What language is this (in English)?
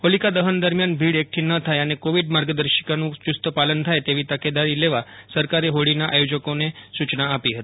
Gujarati